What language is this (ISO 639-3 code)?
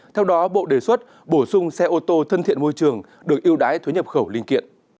vie